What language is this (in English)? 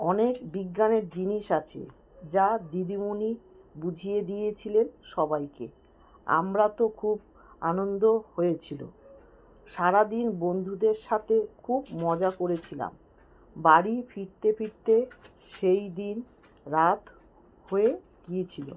Bangla